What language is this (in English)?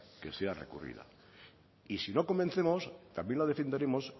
Spanish